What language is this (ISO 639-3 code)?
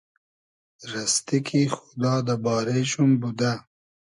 haz